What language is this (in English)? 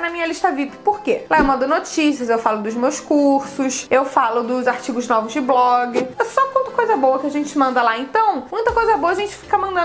Portuguese